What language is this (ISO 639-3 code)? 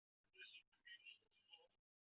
zho